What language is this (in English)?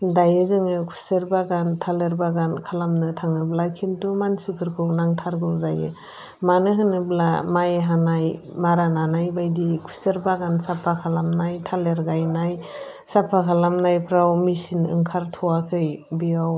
Bodo